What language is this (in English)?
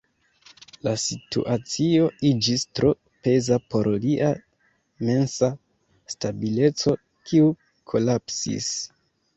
Esperanto